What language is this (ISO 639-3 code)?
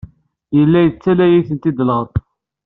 kab